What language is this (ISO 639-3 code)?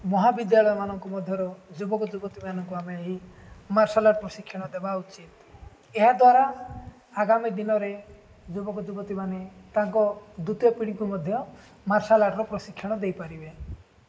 ori